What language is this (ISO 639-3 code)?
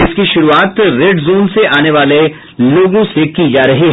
hin